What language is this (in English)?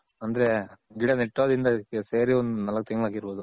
Kannada